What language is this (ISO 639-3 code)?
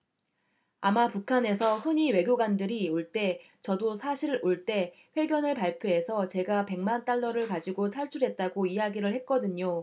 kor